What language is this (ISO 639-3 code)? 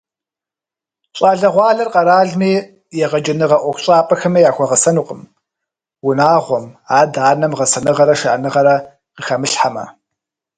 kbd